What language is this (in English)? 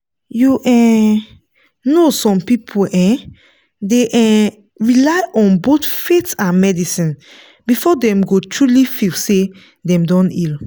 Nigerian Pidgin